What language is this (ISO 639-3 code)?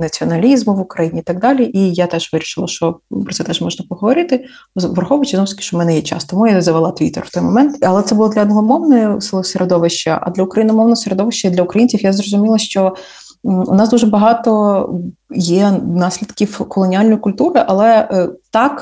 ukr